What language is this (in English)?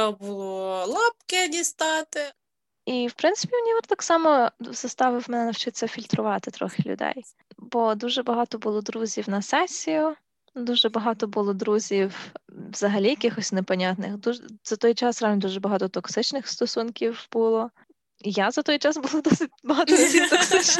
Ukrainian